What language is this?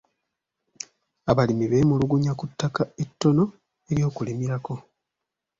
Ganda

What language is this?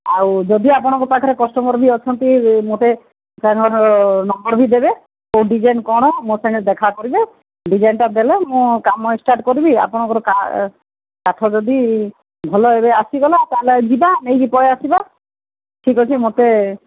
Odia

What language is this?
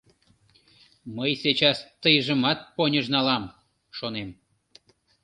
Mari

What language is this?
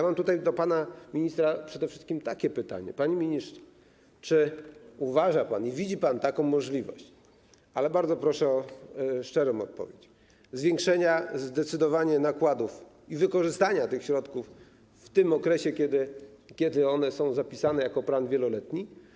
Polish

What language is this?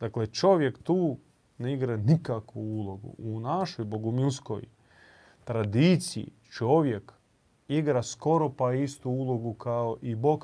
Croatian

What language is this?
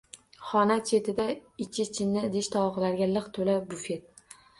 Uzbek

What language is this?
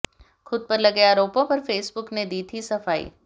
Hindi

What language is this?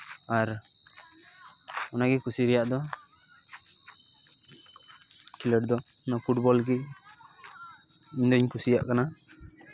Santali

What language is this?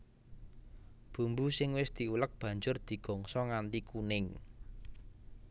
Javanese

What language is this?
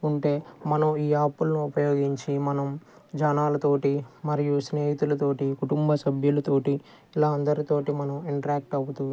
Telugu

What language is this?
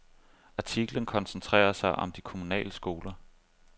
Danish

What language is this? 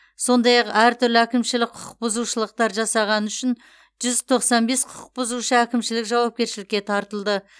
Kazakh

